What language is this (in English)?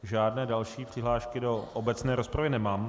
Czech